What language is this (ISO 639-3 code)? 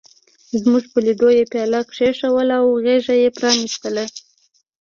pus